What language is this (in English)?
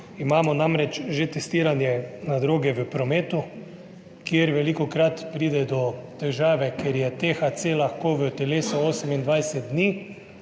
Slovenian